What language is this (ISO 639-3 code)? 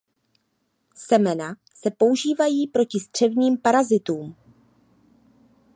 ces